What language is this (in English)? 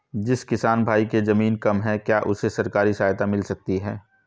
Hindi